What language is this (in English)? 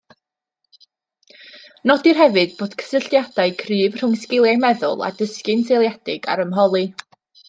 Welsh